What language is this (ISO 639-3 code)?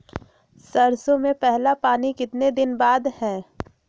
mag